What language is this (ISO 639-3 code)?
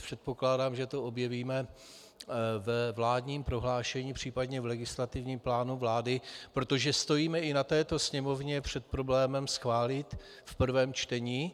ces